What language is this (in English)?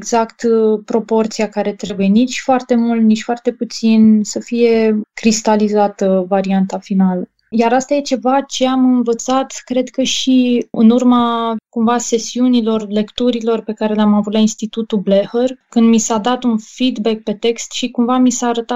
Romanian